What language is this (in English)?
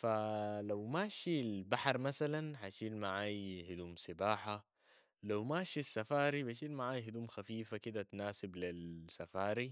Sudanese Arabic